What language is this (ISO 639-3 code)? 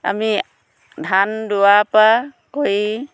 asm